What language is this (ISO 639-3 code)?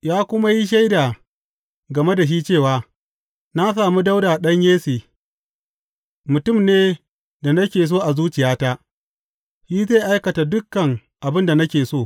hau